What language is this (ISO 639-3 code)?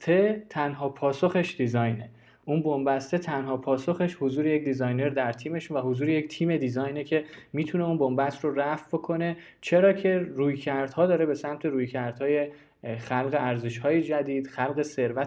fas